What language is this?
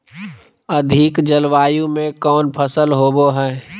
Magahi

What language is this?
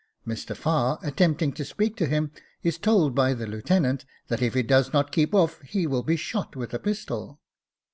English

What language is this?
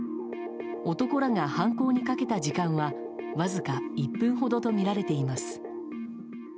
Japanese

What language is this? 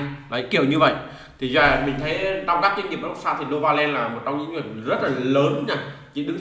Vietnamese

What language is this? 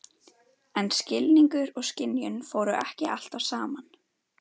Icelandic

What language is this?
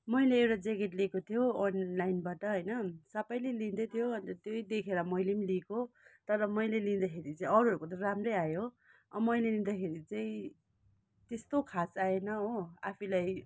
Nepali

